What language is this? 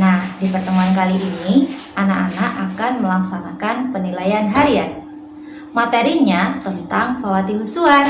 Indonesian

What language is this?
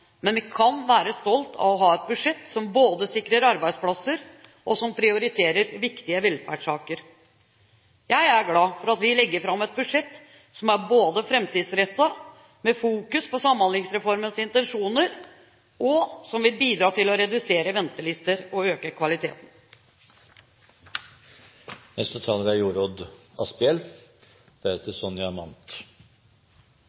Norwegian Bokmål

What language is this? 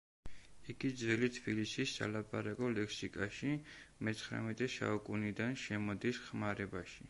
Georgian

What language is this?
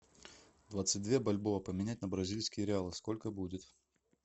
Russian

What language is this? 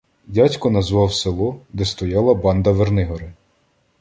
Ukrainian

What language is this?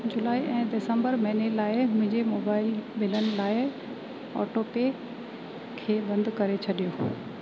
Sindhi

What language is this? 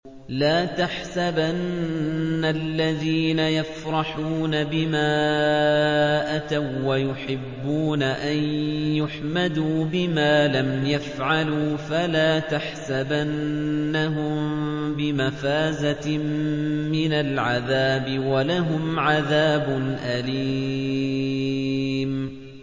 Arabic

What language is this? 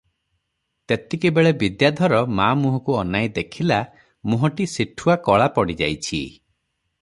Odia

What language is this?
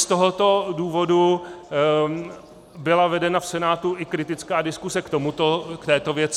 Czech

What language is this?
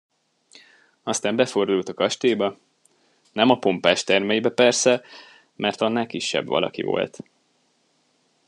Hungarian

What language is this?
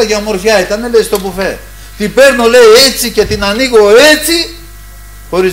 Greek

